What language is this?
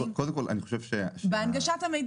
Hebrew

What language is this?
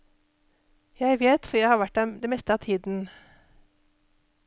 Norwegian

